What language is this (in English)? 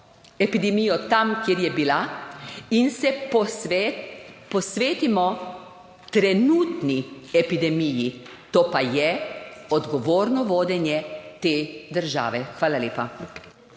Slovenian